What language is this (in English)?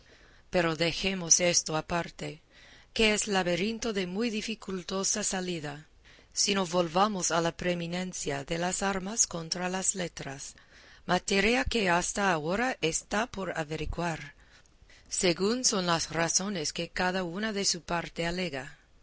Spanish